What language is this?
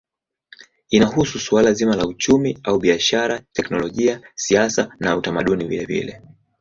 Swahili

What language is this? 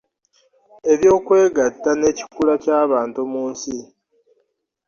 Ganda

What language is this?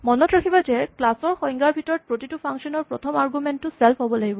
Assamese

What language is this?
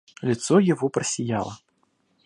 Russian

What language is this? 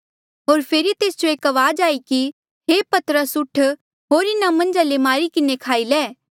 Mandeali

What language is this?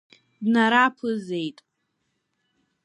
Abkhazian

